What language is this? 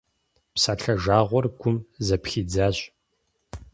Kabardian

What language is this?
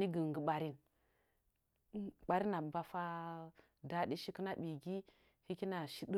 Nzanyi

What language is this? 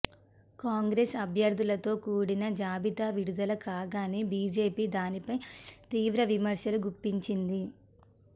Telugu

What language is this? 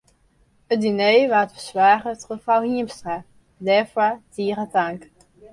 Western Frisian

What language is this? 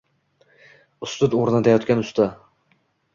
Uzbek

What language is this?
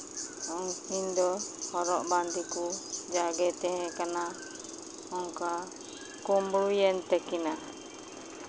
Santali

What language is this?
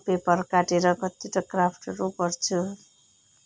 Nepali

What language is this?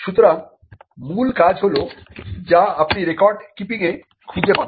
Bangla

